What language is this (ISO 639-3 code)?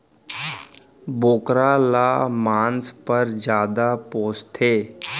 hne